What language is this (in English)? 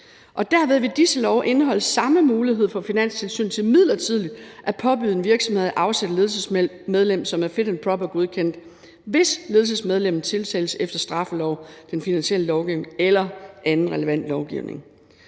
Danish